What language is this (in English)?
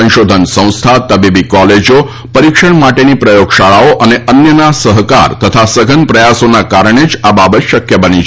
Gujarati